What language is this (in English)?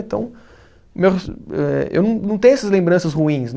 Portuguese